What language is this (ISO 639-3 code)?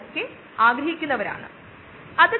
mal